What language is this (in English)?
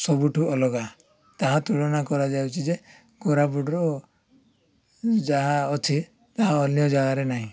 Odia